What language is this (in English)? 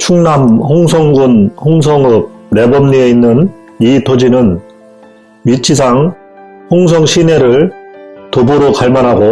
Korean